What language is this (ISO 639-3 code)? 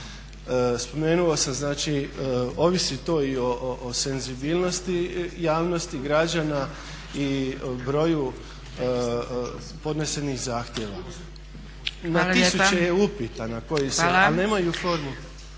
hrv